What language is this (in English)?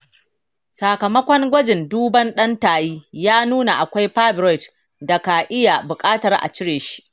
Hausa